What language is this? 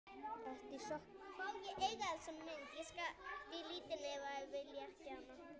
Icelandic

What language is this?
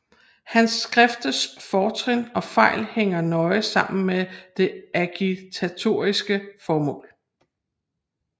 Danish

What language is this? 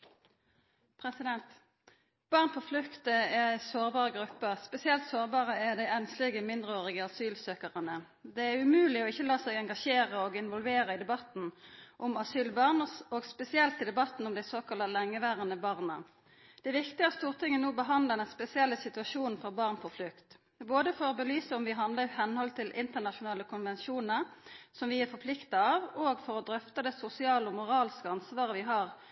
Norwegian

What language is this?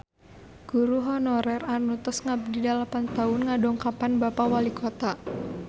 Sundanese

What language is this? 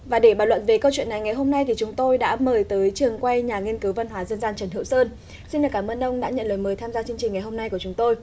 Vietnamese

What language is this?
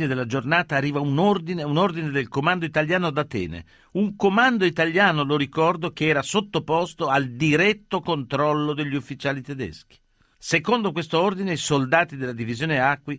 Italian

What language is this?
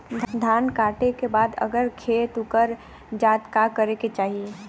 Bhojpuri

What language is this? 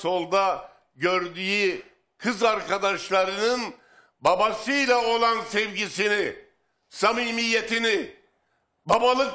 Turkish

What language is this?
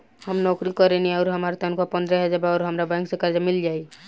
Bhojpuri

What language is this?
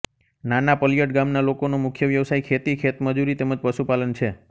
Gujarati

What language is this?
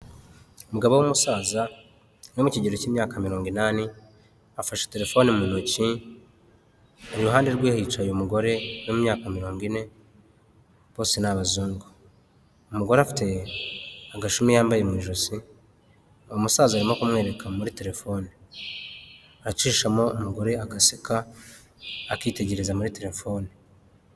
Kinyarwanda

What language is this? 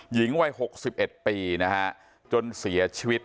Thai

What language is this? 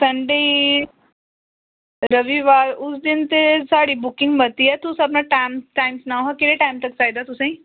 Dogri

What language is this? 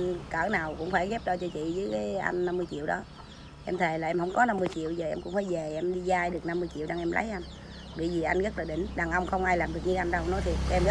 Vietnamese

